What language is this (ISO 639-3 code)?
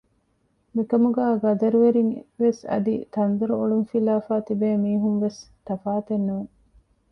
div